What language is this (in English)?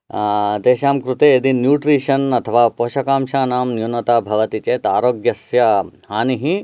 Sanskrit